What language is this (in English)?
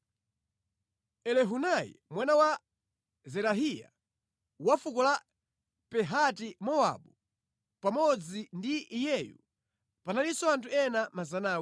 Nyanja